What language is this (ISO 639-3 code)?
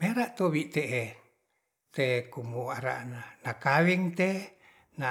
rth